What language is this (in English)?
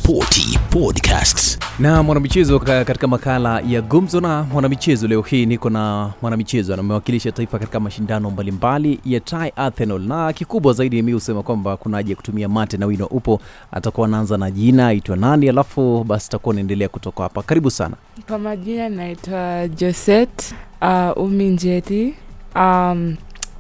Swahili